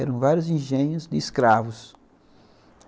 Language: Portuguese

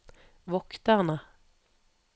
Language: Norwegian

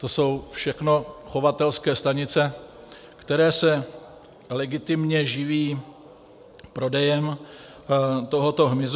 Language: Czech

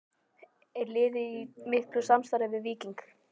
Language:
Icelandic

